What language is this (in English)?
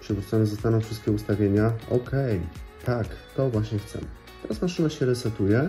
Polish